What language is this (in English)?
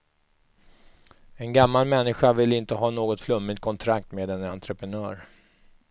Swedish